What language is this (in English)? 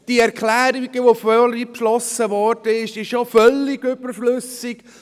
Swiss German